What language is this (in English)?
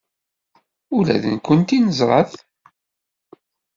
Kabyle